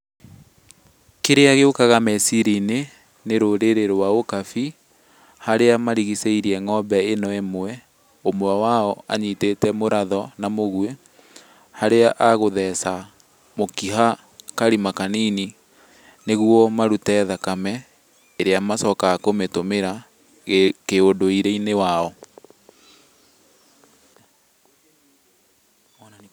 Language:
Kikuyu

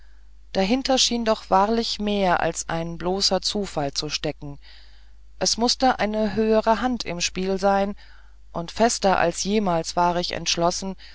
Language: German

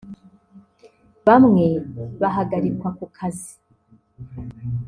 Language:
Kinyarwanda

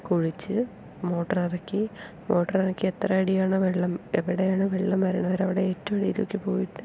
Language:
Malayalam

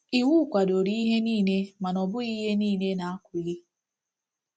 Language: Igbo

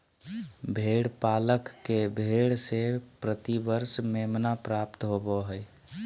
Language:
Magahi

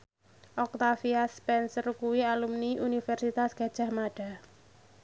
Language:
Javanese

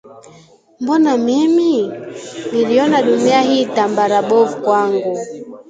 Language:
Swahili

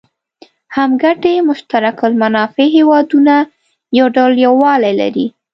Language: Pashto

